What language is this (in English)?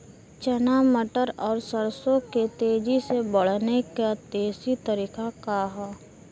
Bhojpuri